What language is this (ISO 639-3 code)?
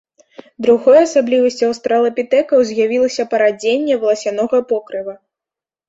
bel